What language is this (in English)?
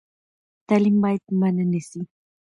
Pashto